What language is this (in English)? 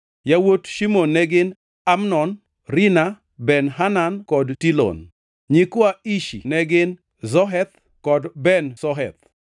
Luo (Kenya and Tanzania)